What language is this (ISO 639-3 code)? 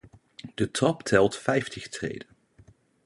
nld